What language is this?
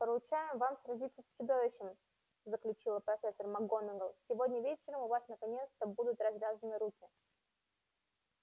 Russian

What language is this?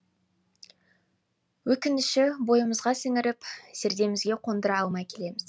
Kazakh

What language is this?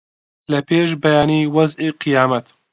Central Kurdish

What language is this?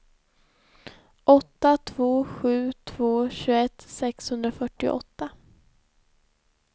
Swedish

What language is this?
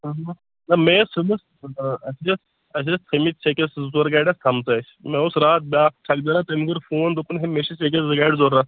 Kashmiri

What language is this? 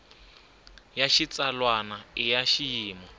Tsonga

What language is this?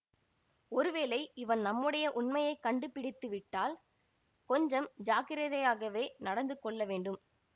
Tamil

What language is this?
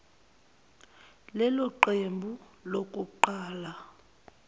Zulu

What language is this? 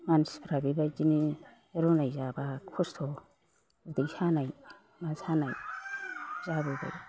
Bodo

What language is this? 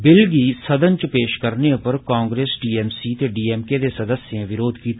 Dogri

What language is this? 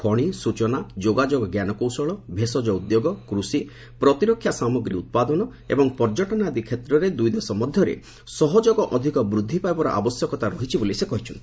Odia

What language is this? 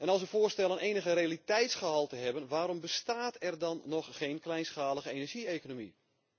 Dutch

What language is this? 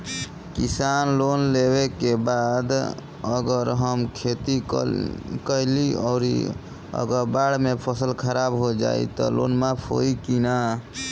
Bhojpuri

